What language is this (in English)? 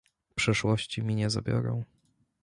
Polish